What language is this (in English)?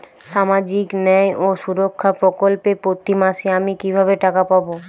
Bangla